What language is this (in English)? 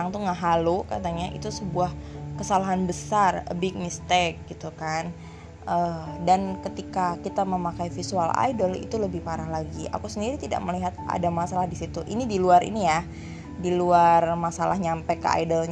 Indonesian